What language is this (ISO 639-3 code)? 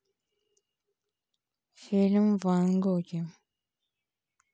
rus